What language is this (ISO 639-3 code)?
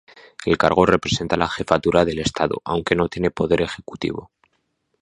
spa